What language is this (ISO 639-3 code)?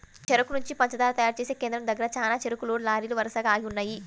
tel